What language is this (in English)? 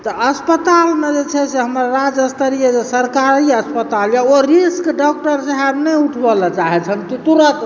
Maithili